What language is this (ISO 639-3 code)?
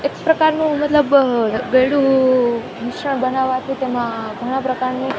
guj